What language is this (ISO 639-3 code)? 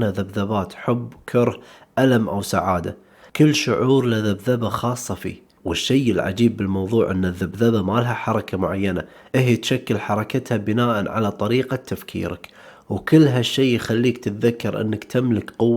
ara